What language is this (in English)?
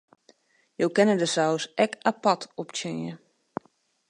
Western Frisian